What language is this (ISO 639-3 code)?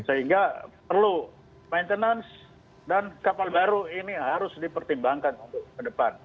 ind